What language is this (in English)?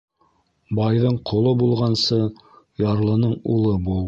Bashkir